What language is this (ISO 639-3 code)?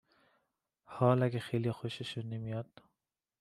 fas